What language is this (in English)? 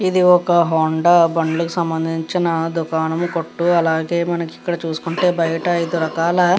Telugu